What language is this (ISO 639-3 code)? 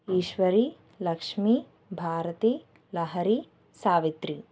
tel